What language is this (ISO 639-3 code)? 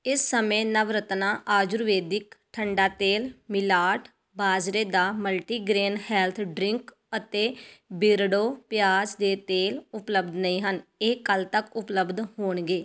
pan